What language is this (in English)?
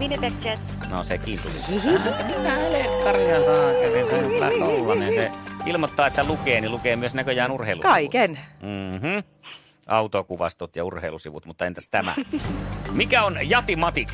Finnish